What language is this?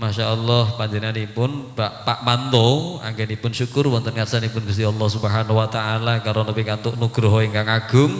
Indonesian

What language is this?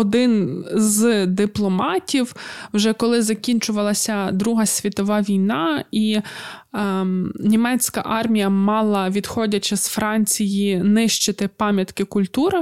Ukrainian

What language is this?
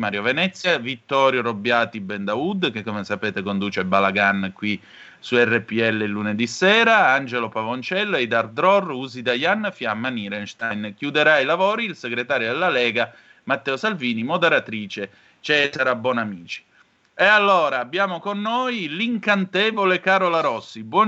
Italian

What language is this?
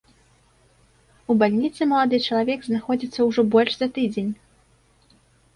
Belarusian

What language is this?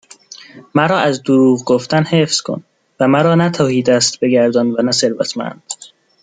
Persian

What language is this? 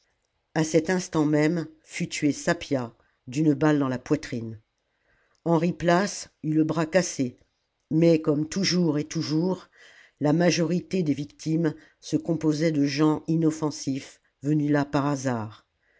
French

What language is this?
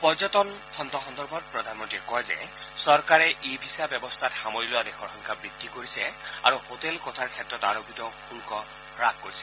Assamese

